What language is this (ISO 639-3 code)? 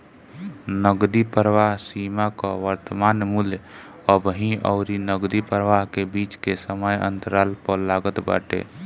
bho